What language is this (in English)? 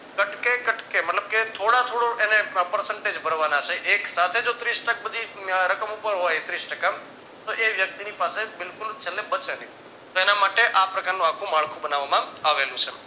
Gujarati